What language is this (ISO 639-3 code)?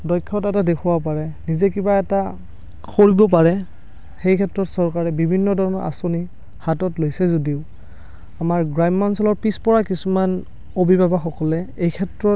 asm